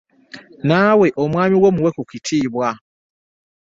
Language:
Ganda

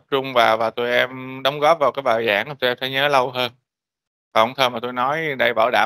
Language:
Vietnamese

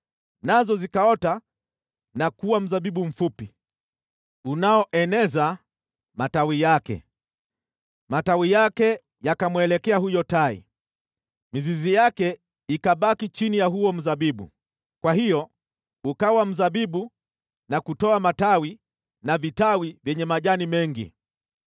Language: Swahili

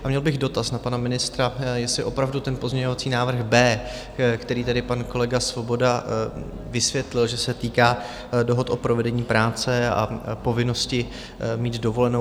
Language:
Czech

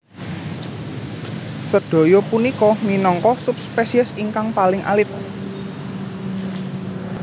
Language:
Javanese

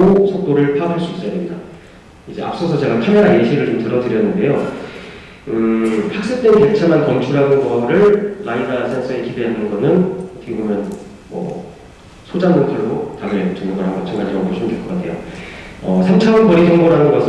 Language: Korean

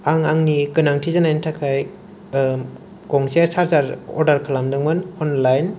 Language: Bodo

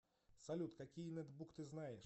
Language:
Russian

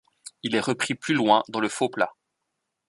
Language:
French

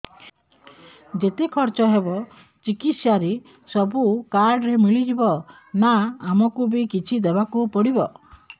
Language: Odia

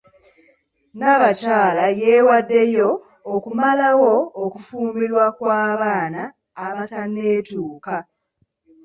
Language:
Ganda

